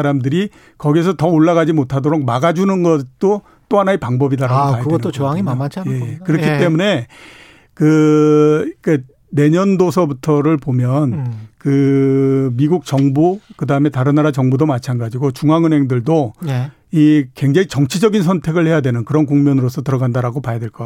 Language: Korean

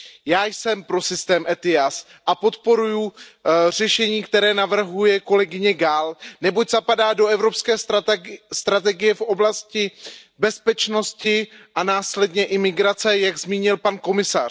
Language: Czech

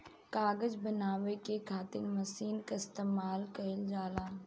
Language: Bhojpuri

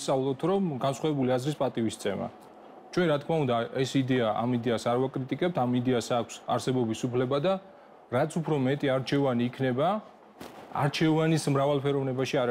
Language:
Romanian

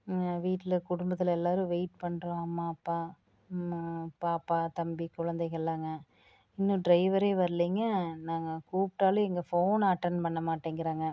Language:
Tamil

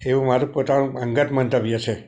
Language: Gujarati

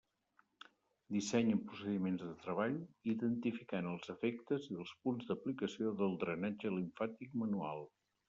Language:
Catalan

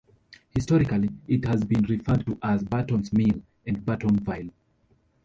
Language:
English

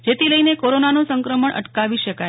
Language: Gujarati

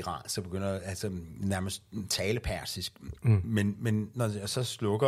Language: Danish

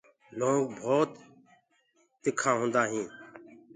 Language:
Gurgula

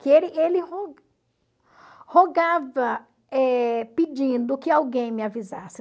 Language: Portuguese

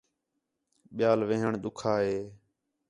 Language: Khetrani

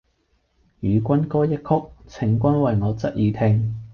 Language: Cantonese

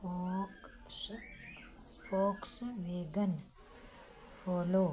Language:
Hindi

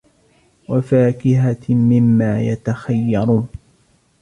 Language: Arabic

